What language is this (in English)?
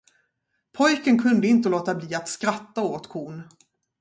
Swedish